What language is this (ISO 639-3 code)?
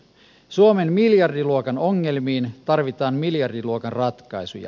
fin